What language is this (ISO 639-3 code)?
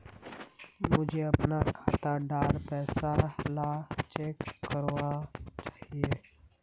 mag